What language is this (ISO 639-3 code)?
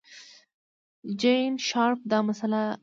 pus